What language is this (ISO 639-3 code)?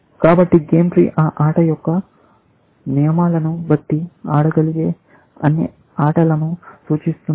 tel